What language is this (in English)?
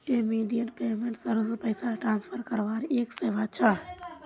Magahi